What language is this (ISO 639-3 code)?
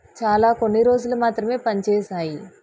tel